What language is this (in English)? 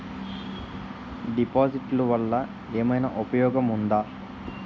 Telugu